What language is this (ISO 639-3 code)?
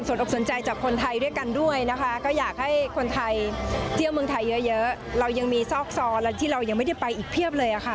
tha